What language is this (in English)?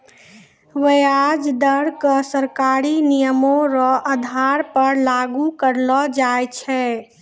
Maithili